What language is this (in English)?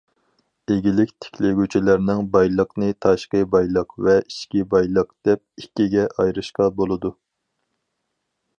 Uyghur